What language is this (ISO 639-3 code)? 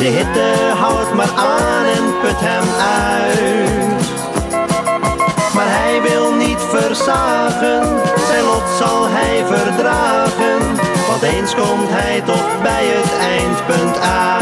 nld